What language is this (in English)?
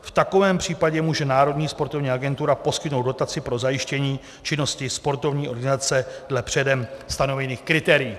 Czech